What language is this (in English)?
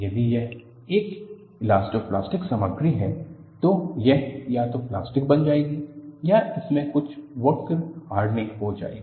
Hindi